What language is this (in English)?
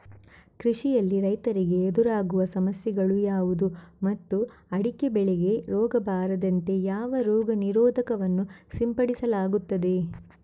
Kannada